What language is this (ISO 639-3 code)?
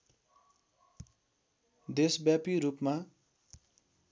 nep